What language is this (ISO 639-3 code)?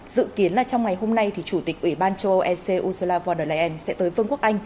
vie